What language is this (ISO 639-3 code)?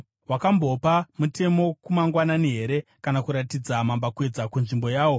sna